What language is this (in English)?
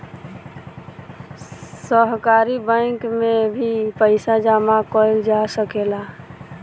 Bhojpuri